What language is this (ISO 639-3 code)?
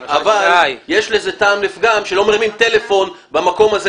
heb